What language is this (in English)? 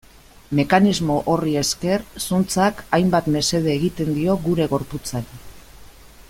Basque